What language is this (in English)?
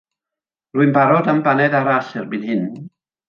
Welsh